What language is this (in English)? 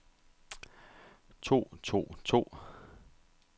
Danish